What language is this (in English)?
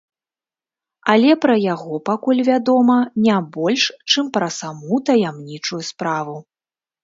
Belarusian